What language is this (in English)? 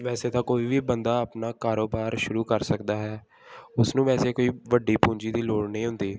Punjabi